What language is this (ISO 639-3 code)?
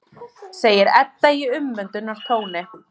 isl